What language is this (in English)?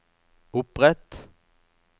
Norwegian